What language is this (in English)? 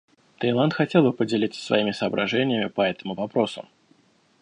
Russian